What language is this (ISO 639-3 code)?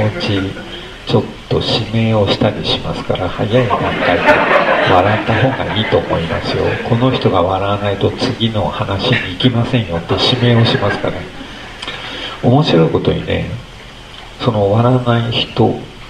jpn